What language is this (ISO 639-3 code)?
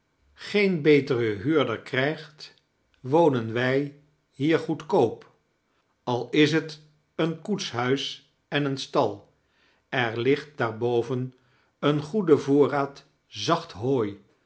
nld